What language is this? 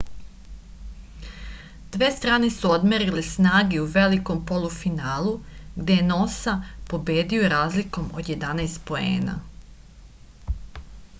Serbian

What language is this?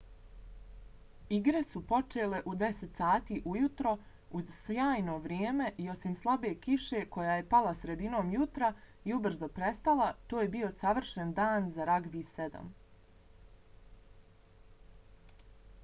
Bosnian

